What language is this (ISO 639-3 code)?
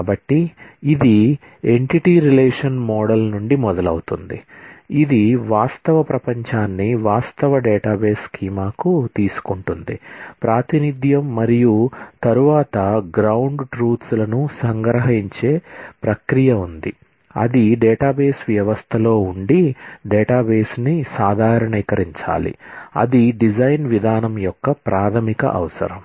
tel